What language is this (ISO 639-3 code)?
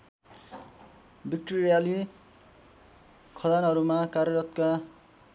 nep